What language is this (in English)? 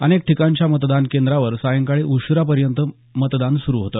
Marathi